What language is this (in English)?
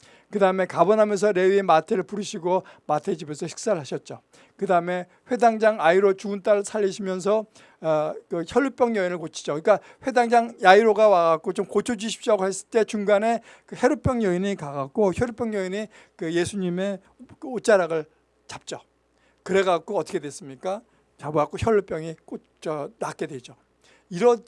Korean